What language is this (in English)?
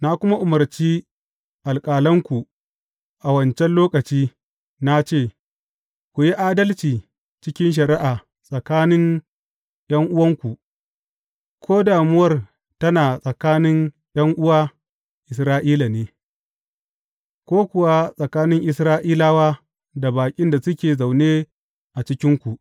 Hausa